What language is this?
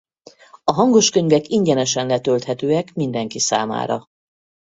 Hungarian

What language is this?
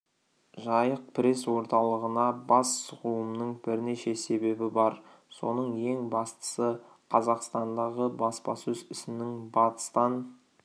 Kazakh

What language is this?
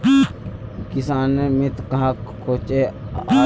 Magahi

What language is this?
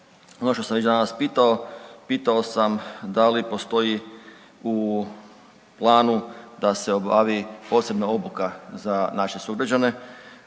Croatian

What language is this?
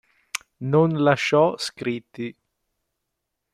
Italian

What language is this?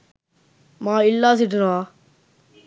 Sinhala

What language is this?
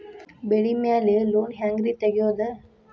Kannada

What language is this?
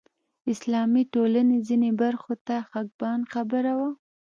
Pashto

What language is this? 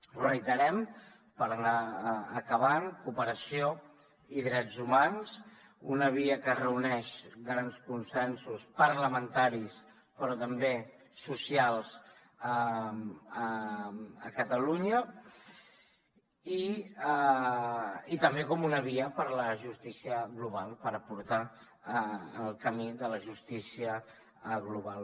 Catalan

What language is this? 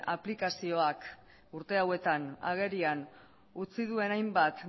Basque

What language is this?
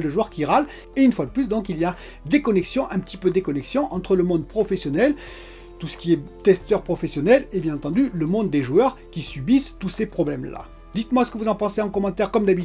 French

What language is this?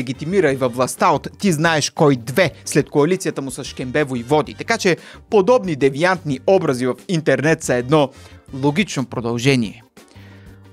Bulgarian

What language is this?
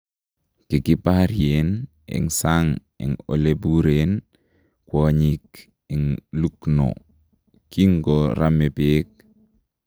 Kalenjin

